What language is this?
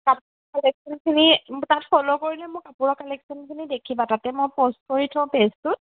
Assamese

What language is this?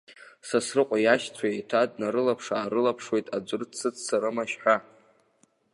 Abkhazian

